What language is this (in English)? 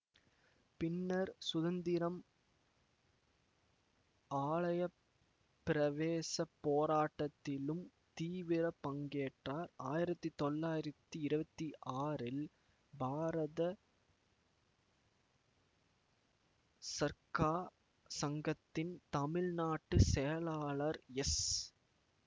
Tamil